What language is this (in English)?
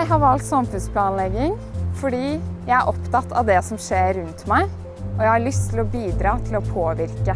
Norwegian